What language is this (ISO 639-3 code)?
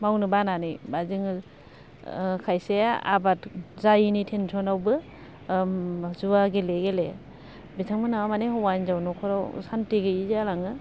brx